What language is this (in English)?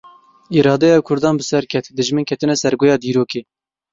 Kurdish